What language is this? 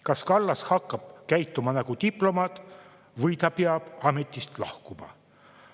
Estonian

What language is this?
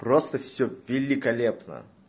Russian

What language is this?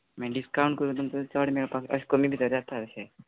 Konkani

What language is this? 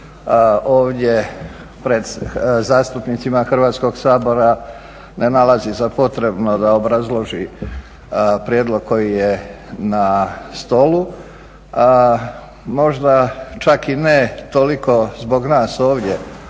Croatian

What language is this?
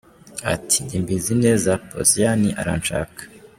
Kinyarwanda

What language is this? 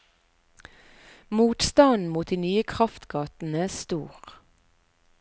Norwegian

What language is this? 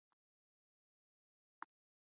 Chinese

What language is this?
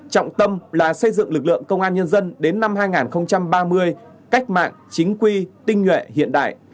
Vietnamese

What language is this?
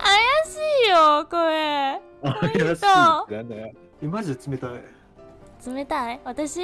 Japanese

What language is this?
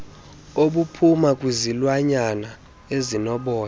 Xhosa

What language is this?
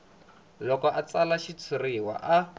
Tsonga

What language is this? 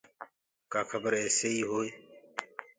Gurgula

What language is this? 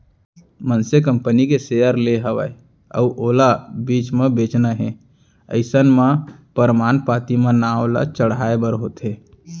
Chhattisgarhi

